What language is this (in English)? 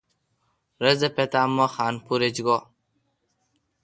Kalkoti